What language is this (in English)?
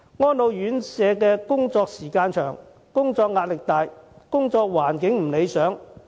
Cantonese